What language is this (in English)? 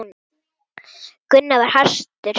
Icelandic